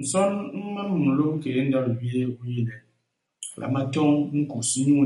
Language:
Basaa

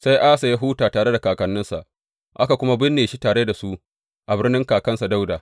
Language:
Hausa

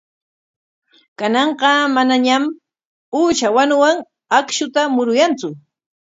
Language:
Corongo Ancash Quechua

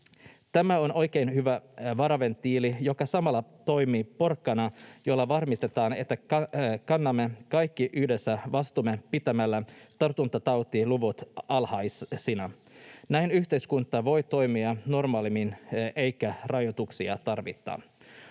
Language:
Finnish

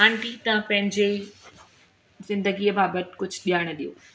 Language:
Sindhi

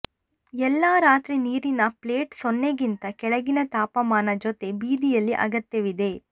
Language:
Kannada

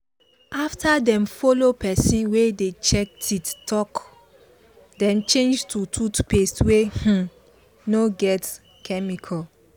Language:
Nigerian Pidgin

